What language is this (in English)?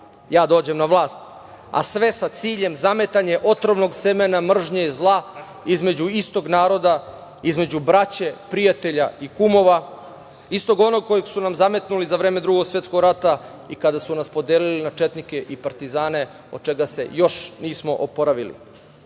Serbian